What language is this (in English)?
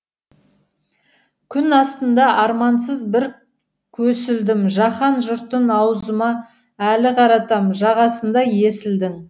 Kazakh